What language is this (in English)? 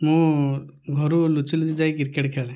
Odia